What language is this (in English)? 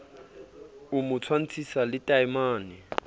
Southern Sotho